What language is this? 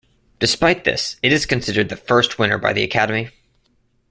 English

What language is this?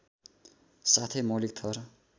Nepali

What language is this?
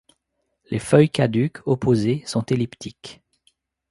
French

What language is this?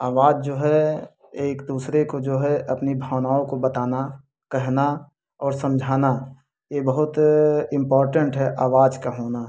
Hindi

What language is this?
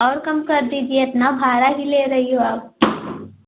Hindi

